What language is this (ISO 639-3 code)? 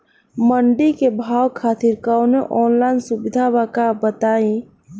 bho